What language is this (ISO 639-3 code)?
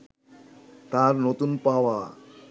ben